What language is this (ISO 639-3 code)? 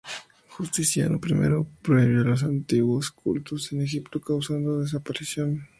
spa